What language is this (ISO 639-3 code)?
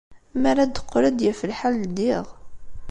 kab